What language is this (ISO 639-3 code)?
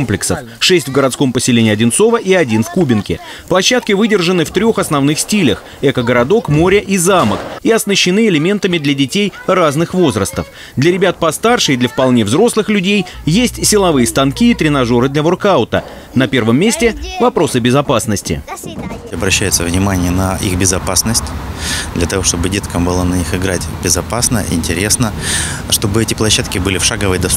rus